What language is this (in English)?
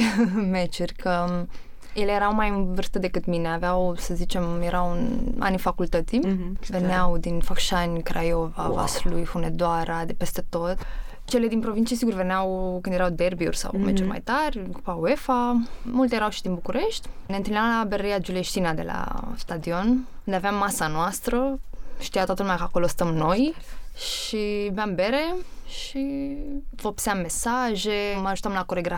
Romanian